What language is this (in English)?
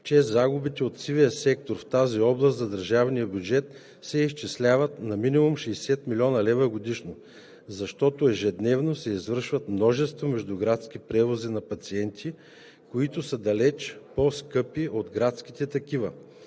Bulgarian